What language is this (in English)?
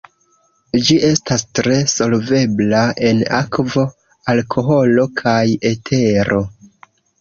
Esperanto